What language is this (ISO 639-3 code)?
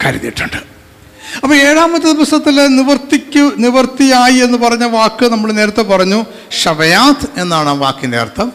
mal